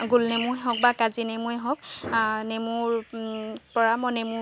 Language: Assamese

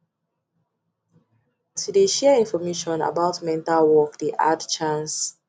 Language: Nigerian Pidgin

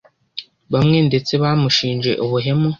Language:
Kinyarwanda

